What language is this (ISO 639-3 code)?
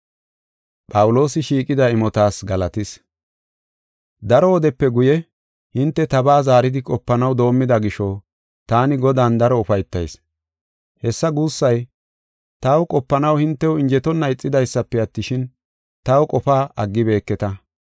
gof